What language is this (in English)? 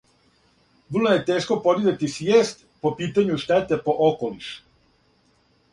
Serbian